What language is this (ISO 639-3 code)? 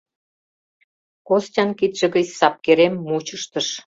chm